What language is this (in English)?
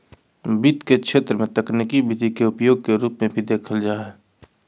Magahi